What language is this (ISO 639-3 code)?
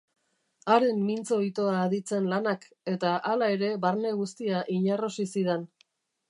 eus